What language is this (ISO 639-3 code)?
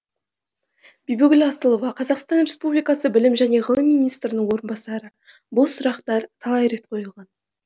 kaz